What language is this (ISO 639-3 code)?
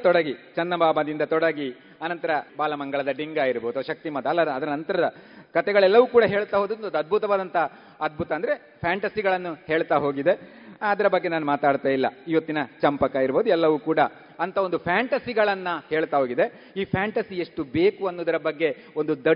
kan